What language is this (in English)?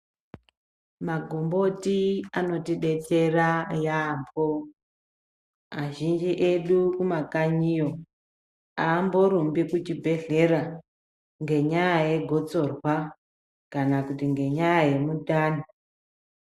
Ndau